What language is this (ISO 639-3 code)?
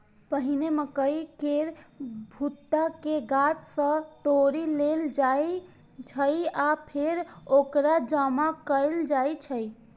mai